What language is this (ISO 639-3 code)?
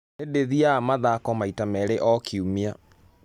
kik